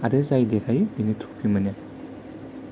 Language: Bodo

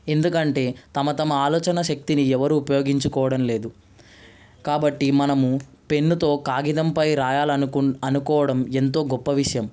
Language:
Telugu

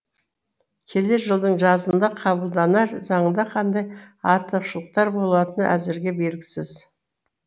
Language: Kazakh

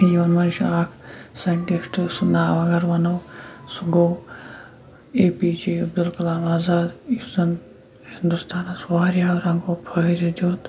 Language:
Kashmiri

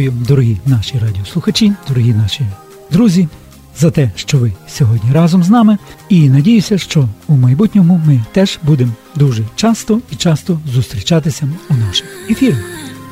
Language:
Ukrainian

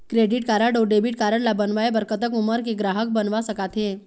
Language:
Chhattisgarhi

